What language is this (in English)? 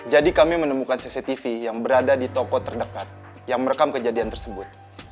Indonesian